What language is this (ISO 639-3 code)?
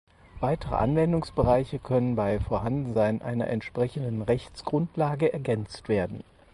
deu